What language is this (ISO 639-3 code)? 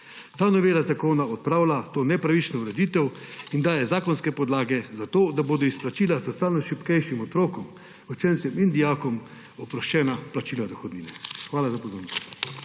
slv